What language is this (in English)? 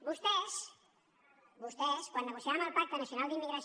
Catalan